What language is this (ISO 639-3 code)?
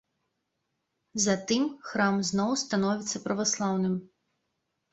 bel